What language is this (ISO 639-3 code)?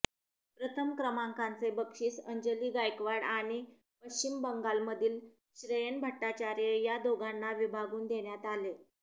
mar